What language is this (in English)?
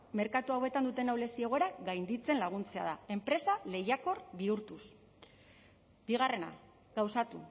Basque